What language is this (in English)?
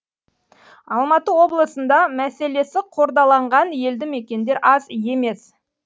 Kazakh